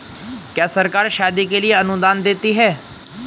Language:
Hindi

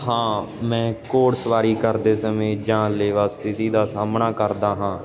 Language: Punjabi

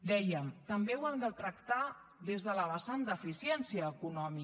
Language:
Catalan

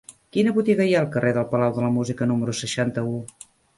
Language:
Catalan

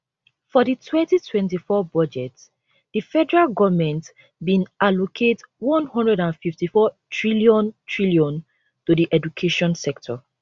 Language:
Nigerian Pidgin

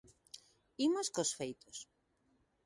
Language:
Galician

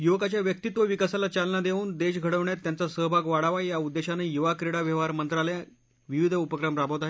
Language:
Marathi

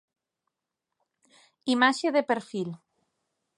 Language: Galician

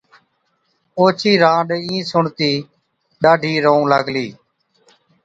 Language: Od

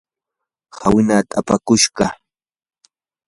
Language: Yanahuanca Pasco Quechua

